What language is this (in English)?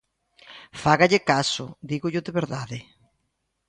Galician